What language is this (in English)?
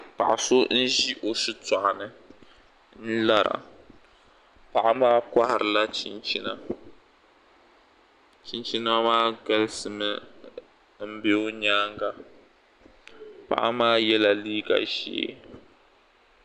Dagbani